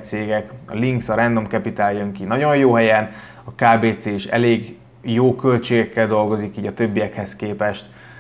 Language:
Hungarian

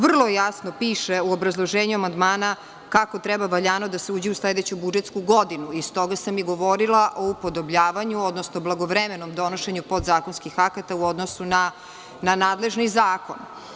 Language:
Serbian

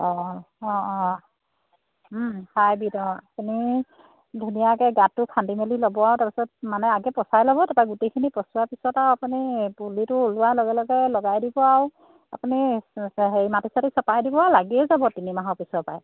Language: Assamese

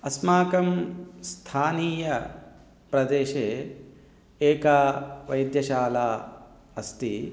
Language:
Sanskrit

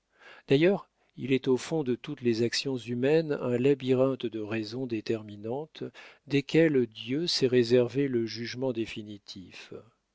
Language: French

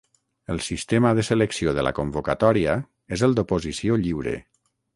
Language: Catalan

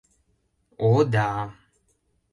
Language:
Mari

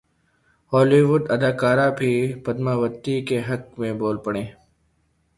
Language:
Urdu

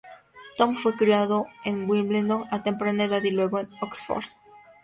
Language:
Spanish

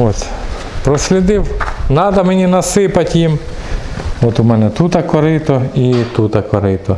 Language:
Russian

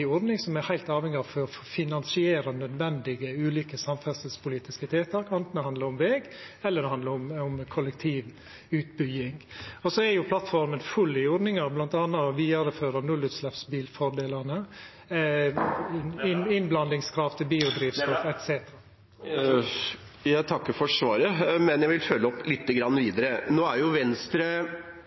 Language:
Norwegian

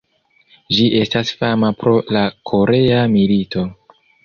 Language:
Esperanto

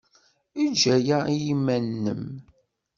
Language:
Kabyle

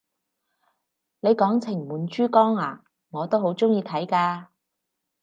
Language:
Cantonese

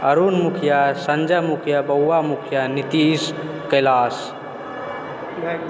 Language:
Maithili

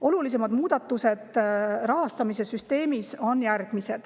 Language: Estonian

